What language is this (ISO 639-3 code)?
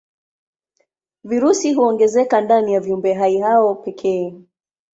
swa